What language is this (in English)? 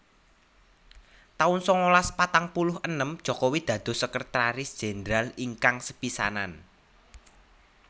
Javanese